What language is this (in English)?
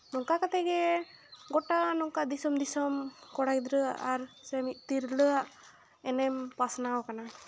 Santali